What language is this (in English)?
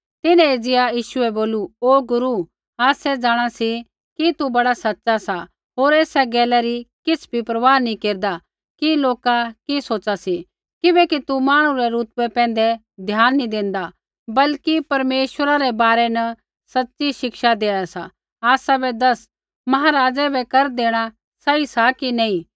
Kullu Pahari